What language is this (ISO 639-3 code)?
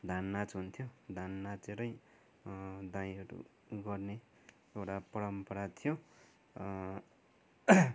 nep